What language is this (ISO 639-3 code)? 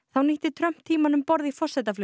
isl